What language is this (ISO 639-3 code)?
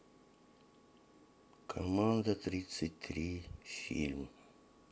rus